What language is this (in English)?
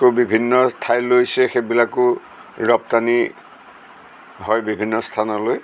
Assamese